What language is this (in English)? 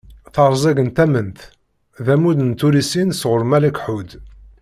Kabyle